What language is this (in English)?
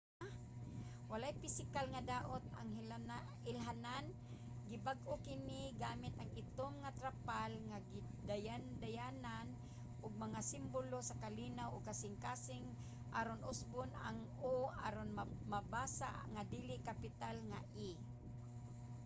Cebuano